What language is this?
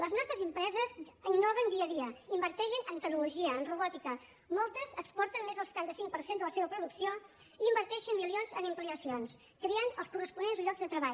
Catalan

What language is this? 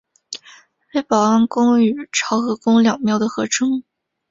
Chinese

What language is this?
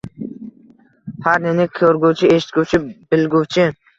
Uzbek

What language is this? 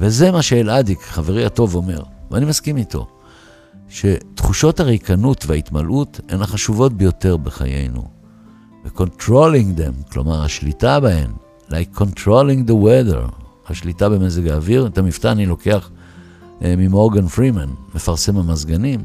Hebrew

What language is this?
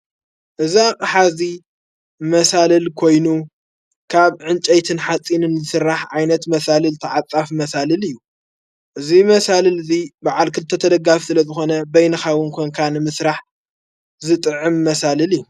Tigrinya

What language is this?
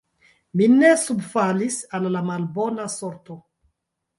Esperanto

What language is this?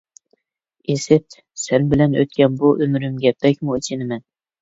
Uyghur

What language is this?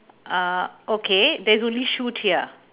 English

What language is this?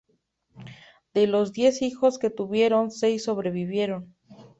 Spanish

